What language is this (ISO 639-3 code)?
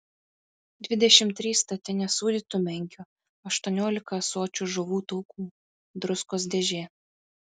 lit